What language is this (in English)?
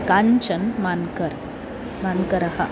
Sanskrit